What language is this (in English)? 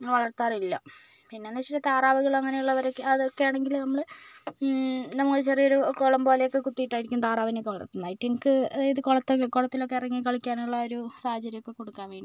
Malayalam